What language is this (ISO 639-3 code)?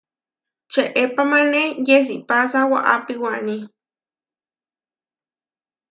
var